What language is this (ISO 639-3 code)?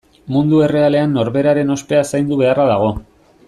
eus